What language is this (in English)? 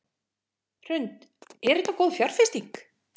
Icelandic